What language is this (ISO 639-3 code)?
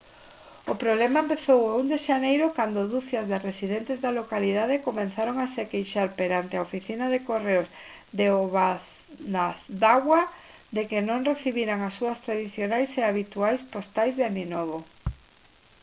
glg